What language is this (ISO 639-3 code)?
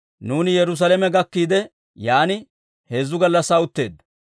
dwr